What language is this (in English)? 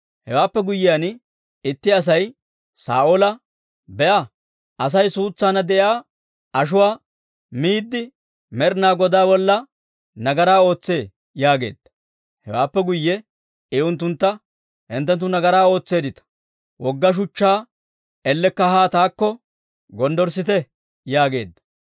Dawro